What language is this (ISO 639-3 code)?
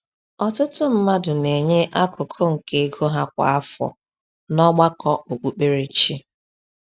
ibo